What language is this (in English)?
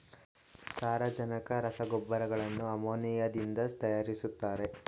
Kannada